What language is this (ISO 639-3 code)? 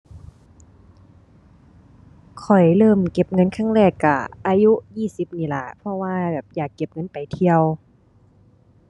tha